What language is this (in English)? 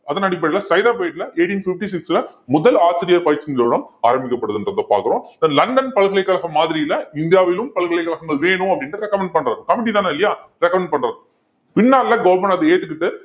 Tamil